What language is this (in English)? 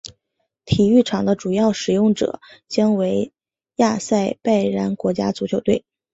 Chinese